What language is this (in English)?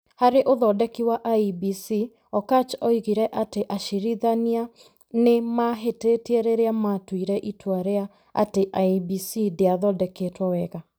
Kikuyu